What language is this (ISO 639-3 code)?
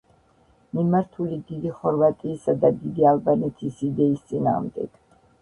kat